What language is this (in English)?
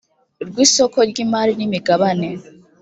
Kinyarwanda